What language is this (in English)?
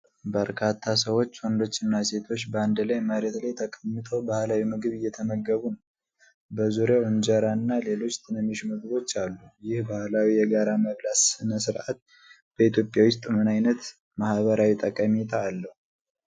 Amharic